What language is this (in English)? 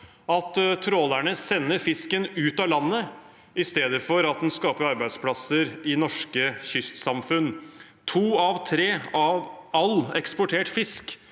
Norwegian